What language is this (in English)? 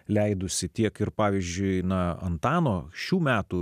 Lithuanian